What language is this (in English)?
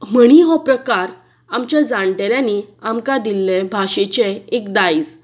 Konkani